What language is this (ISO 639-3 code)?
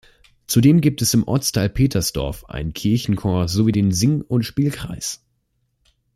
deu